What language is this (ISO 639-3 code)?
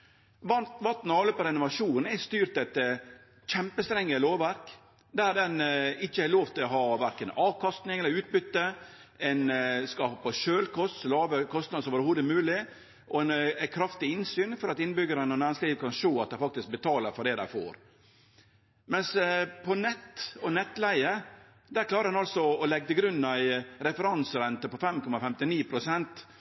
nno